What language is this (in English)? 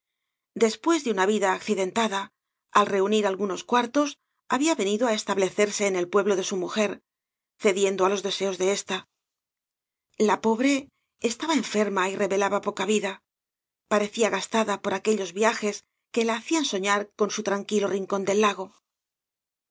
Spanish